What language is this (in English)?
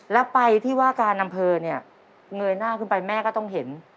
Thai